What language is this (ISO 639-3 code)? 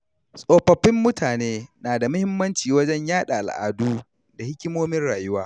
hau